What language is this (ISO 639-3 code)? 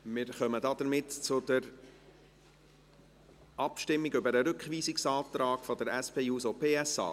gsw